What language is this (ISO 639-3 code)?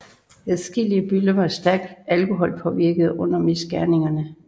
dan